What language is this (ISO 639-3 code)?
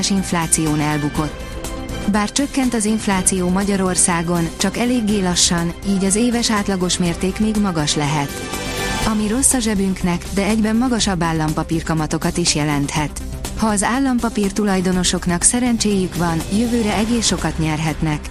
hun